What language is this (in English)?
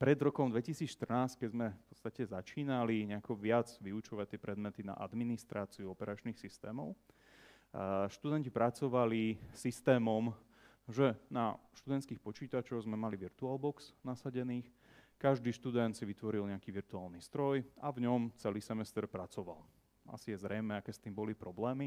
Slovak